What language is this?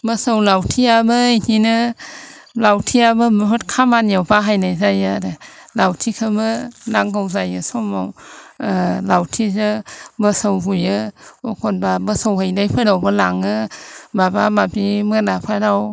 Bodo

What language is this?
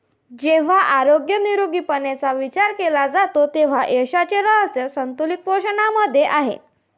Marathi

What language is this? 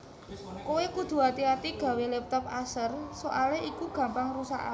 Javanese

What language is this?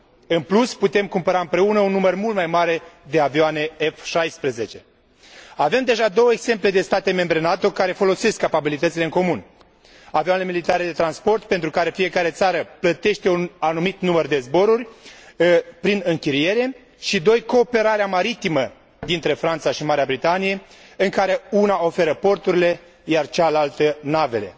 Romanian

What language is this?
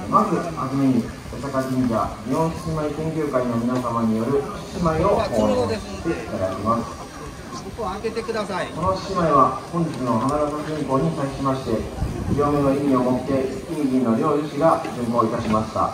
Japanese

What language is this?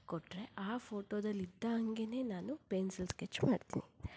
Kannada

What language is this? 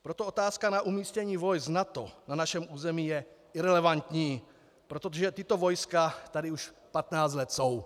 Czech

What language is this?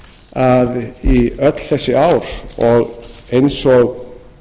Icelandic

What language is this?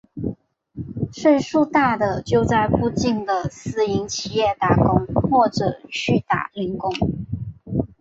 Chinese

